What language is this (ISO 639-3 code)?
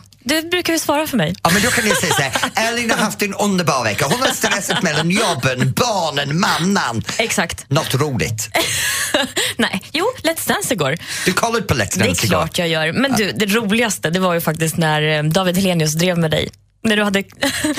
swe